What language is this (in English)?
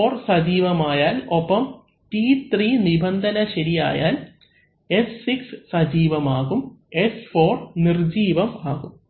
Malayalam